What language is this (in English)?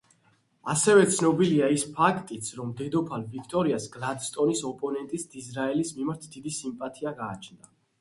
Georgian